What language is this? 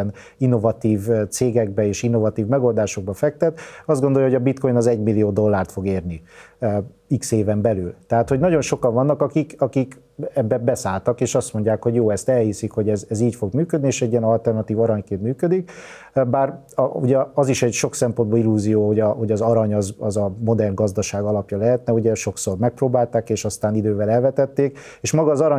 Hungarian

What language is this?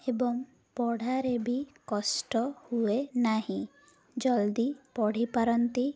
Odia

